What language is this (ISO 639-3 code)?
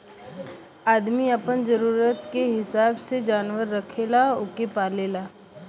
bho